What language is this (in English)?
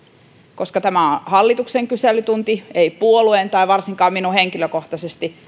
Finnish